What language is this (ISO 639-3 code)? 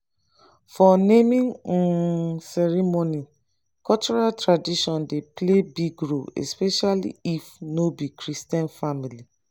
pcm